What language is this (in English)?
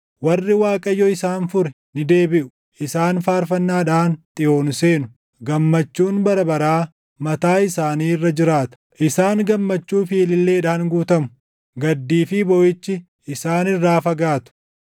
Oromo